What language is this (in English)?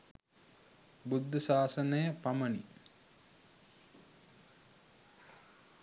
Sinhala